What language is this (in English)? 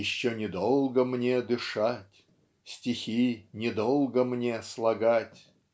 Russian